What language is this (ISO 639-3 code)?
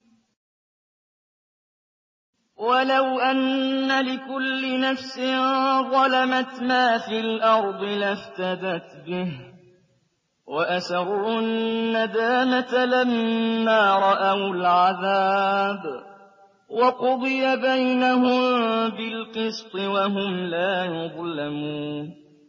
ara